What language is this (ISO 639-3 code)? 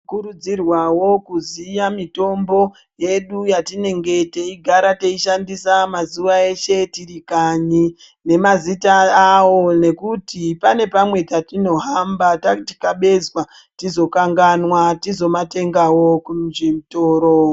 ndc